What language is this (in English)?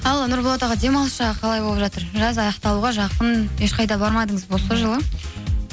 Kazakh